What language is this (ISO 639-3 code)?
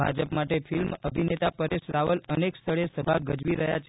guj